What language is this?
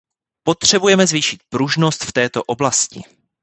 Czech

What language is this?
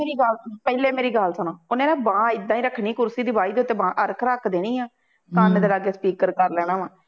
Punjabi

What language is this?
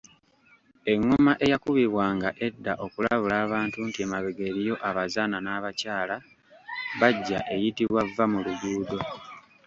Ganda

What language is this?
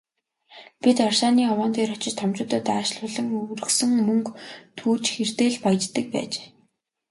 Mongolian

